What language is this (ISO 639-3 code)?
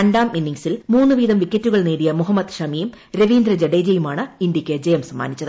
mal